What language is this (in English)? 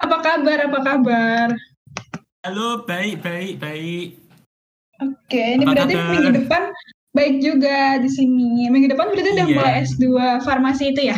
Indonesian